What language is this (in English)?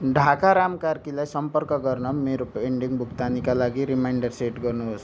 Nepali